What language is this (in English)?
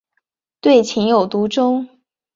Chinese